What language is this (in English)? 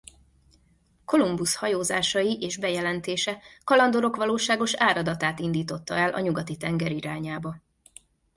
Hungarian